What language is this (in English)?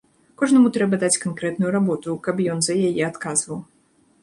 Belarusian